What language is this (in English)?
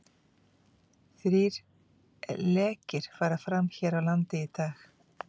Icelandic